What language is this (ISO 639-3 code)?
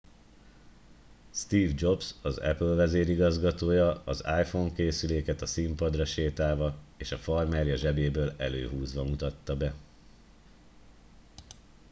hun